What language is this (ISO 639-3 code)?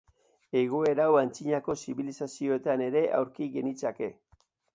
eus